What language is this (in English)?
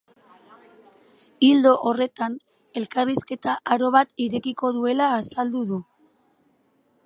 Basque